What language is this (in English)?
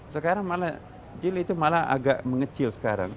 Indonesian